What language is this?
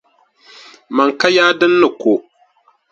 Dagbani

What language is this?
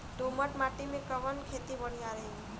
Bhojpuri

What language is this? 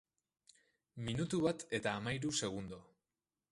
Basque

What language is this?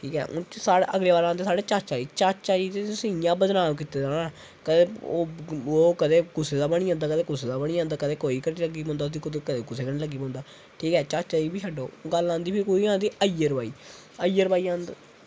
Dogri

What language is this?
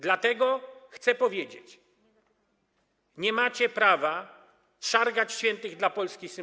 Polish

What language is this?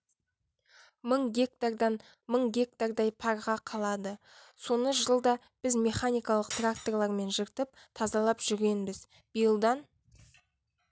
Kazakh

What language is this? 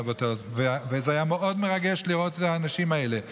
Hebrew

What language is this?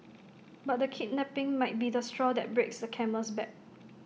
English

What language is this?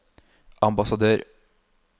Norwegian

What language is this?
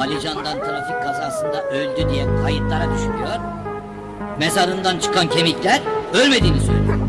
Turkish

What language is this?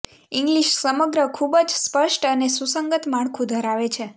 Gujarati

